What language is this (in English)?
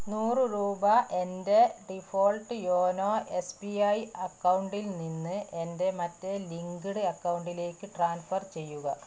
Malayalam